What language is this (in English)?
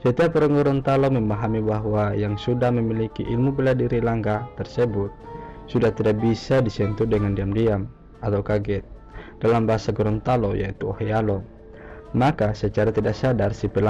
Indonesian